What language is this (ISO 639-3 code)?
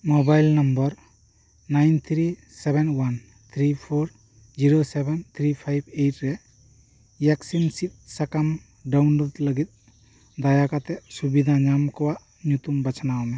sat